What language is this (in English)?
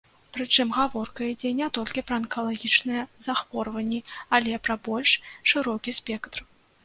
Belarusian